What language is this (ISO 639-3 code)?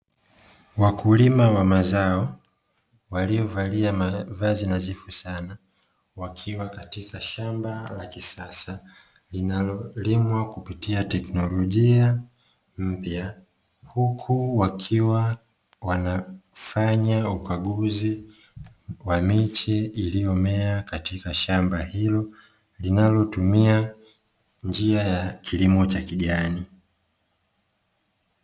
swa